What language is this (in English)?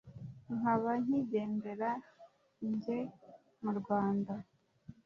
Kinyarwanda